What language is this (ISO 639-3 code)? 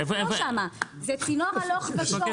heb